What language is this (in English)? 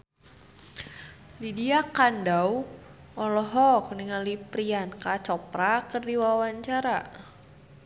Sundanese